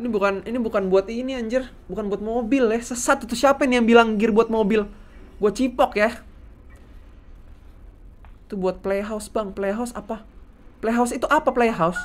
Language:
Indonesian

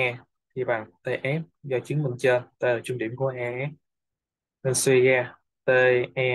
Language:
Vietnamese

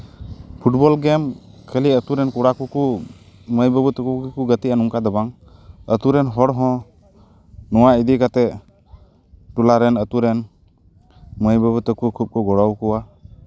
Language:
Santali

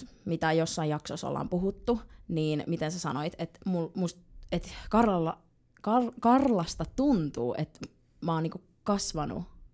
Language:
Finnish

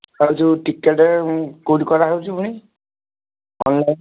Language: Odia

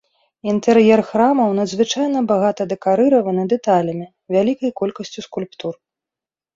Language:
Belarusian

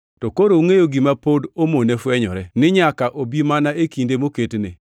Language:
Luo (Kenya and Tanzania)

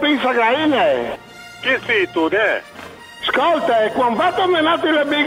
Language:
Italian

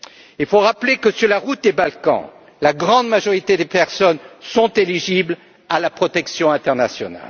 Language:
French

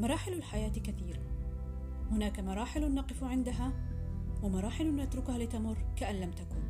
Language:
Arabic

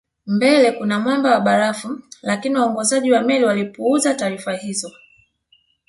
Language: Swahili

